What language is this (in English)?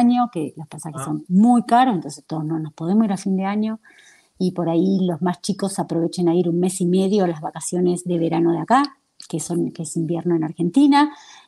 Spanish